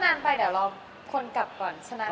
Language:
Thai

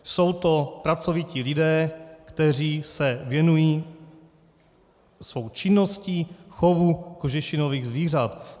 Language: Czech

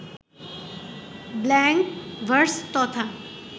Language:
Bangla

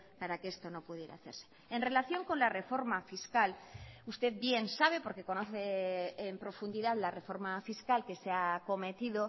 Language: Spanish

